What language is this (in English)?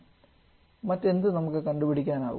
Malayalam